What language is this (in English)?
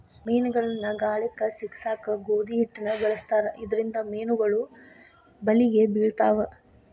Kannada